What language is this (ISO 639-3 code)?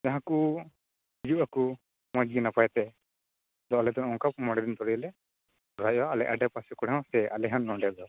sat